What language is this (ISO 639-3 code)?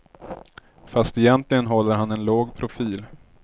swe